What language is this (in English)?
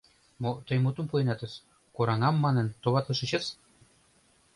Mari